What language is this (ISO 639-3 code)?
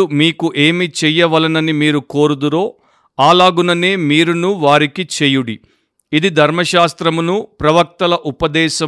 tel